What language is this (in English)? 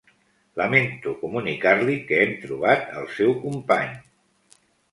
Catalan